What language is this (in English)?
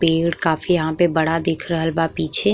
Bhojpuri